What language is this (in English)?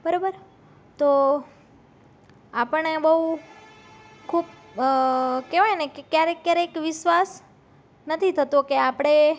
Gujarati